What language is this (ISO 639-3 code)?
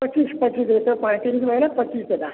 ori